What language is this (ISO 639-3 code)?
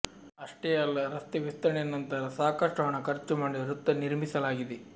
kan